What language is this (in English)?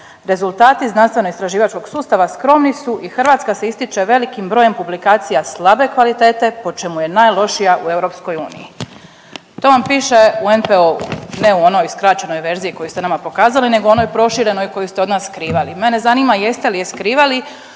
Croatian